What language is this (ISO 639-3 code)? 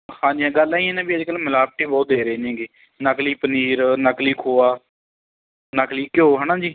pan